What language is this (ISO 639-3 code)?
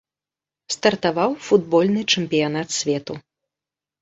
bel